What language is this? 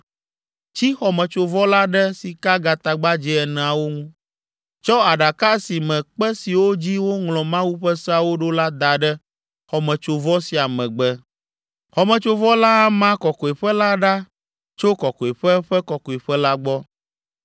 Ewe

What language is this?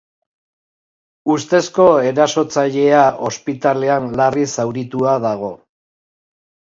Basque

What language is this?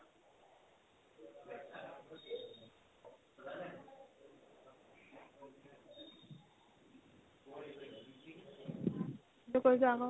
Assamese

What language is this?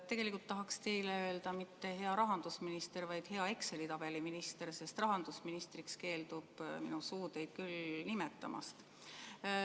Estonian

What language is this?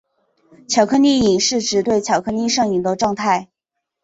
Chinese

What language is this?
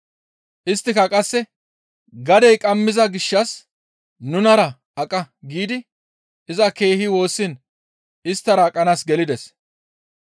Gamo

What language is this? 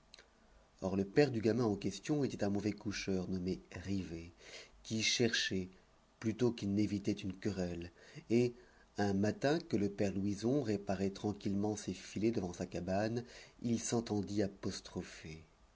French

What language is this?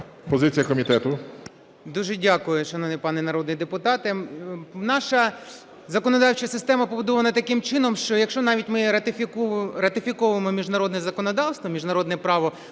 Ukrainian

